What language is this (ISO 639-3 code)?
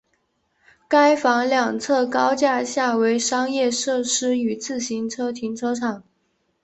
zho